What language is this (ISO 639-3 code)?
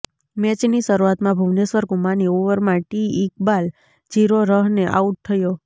guj